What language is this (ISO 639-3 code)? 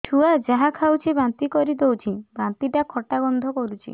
ori